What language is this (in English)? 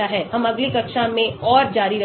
Hindi